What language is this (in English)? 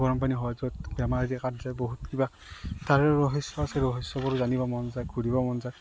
Assamese